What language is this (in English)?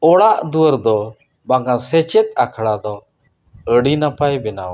Santali